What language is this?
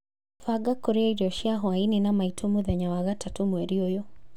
Kikuyu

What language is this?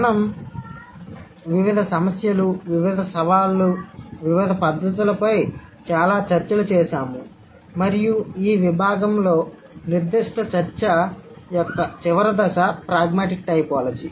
Telugu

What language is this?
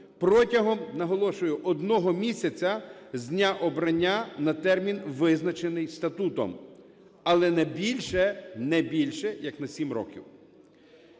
Ukrainian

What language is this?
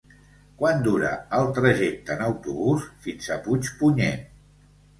Catalan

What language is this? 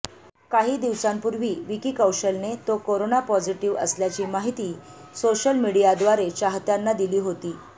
Marathi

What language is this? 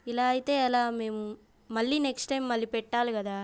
Telugu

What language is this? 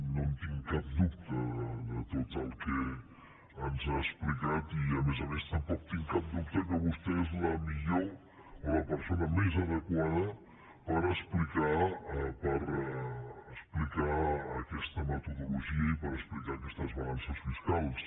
Catalan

